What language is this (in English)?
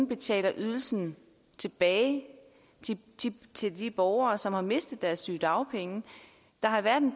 Danish